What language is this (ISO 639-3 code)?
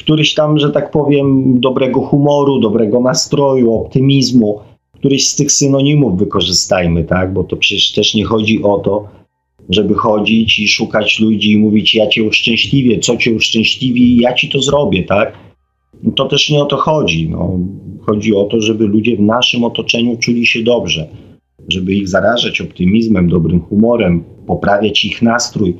pol